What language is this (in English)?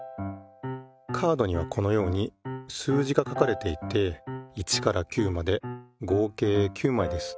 Japanese